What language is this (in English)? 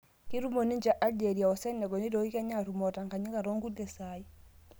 Masai